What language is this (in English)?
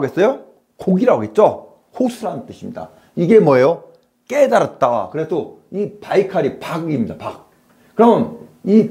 Korean